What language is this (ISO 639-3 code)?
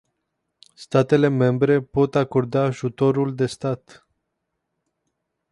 ron